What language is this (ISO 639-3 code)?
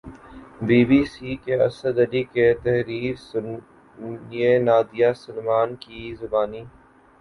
urd